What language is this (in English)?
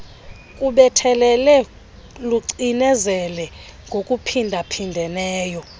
Xhosa